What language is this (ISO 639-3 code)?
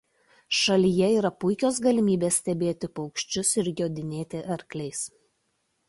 lit